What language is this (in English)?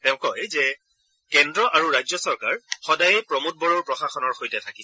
Assamese